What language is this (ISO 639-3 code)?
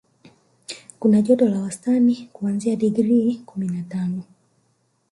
swa